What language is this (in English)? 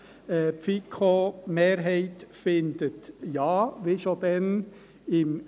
Swiss German